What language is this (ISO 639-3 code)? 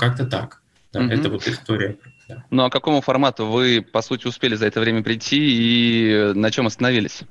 rus